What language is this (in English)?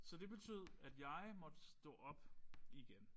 Danish